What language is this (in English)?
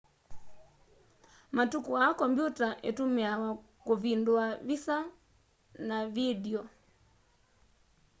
Kamba